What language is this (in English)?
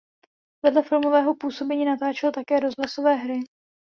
Czech